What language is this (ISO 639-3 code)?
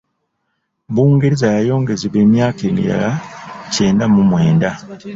lug